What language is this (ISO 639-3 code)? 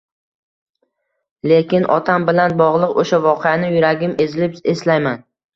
uzb